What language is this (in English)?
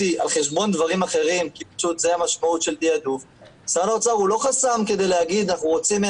Hebrew